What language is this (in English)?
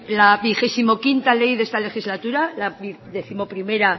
Spanish